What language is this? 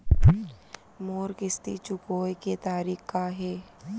Chhattisgarhi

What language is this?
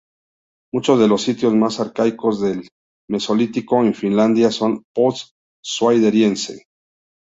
Spanish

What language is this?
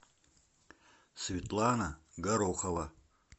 Russian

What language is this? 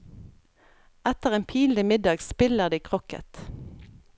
Norwegian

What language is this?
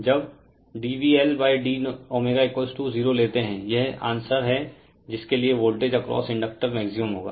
Hindi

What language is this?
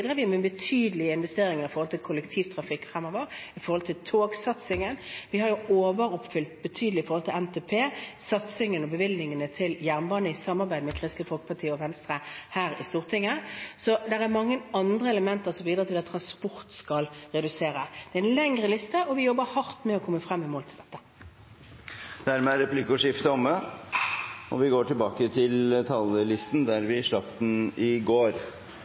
Norwegian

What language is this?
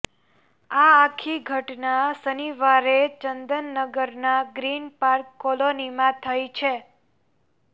Gujarati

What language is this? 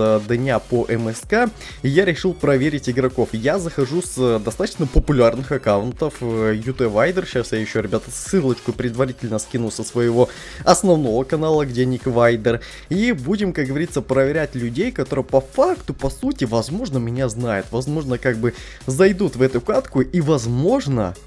Russian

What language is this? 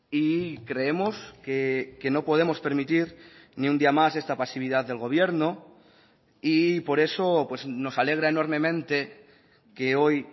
Spanish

